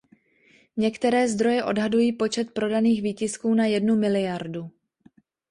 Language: Czech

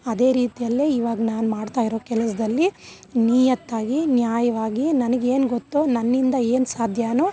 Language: Kannada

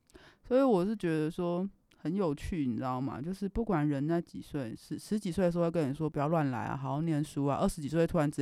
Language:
Chinese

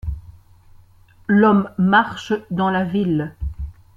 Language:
French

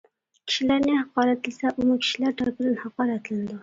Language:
Uyghur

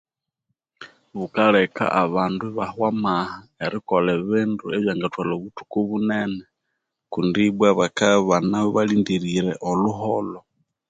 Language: Konzo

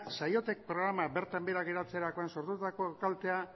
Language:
Basque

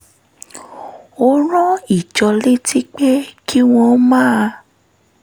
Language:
Yoruba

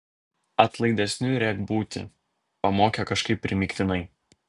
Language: Lithuanian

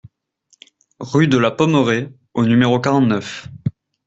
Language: French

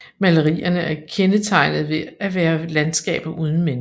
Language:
Danish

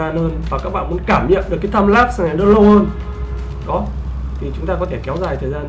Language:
Vietnamese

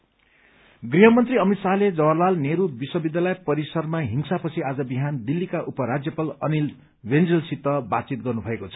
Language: Nepali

